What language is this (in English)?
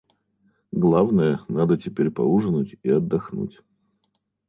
Russian